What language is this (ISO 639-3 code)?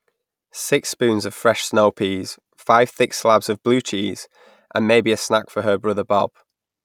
eng